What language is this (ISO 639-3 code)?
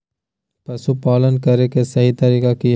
mag